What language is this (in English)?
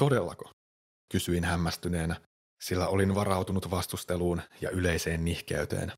Finnish